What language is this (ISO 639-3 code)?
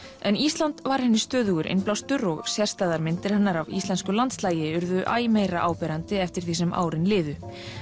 isl